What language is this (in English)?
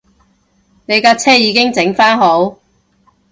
Cantonese